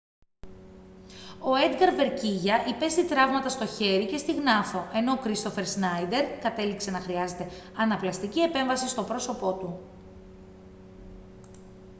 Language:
Greek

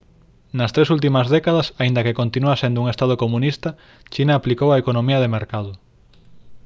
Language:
Galician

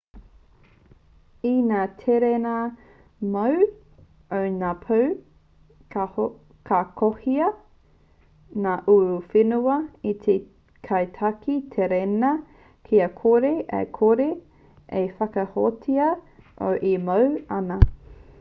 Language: Māori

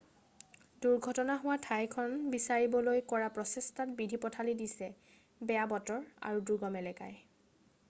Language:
Assamese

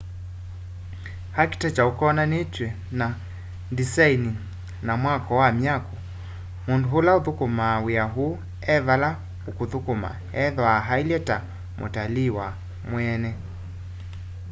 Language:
Kamba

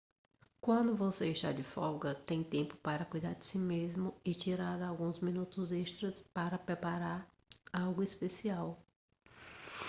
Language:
Portuguese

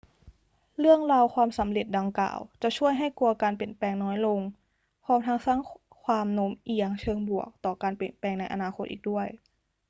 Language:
Thai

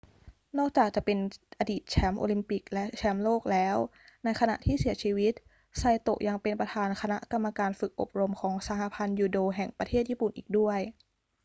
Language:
Thai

